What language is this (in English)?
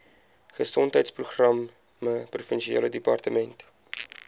Afrikaans